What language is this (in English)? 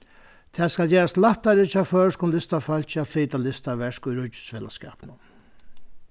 Faroese